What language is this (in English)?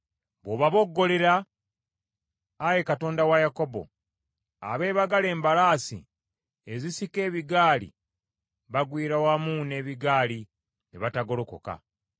Ganda